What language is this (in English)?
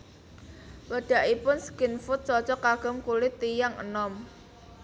Javanese